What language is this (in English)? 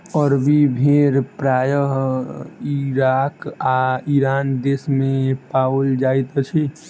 Maithili